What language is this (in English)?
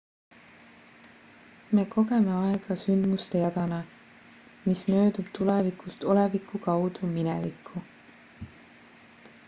Estonian